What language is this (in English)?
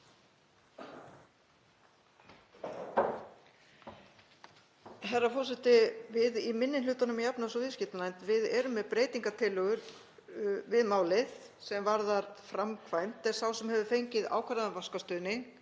Icelandic